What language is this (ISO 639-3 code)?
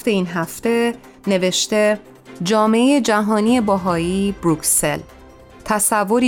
fas